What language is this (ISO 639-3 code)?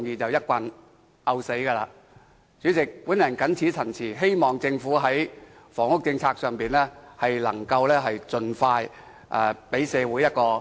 yue